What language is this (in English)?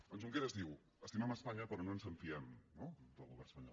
Catalan